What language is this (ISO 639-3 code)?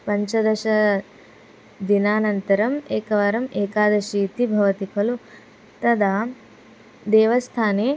san